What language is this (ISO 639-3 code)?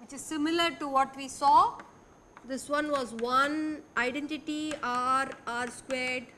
eng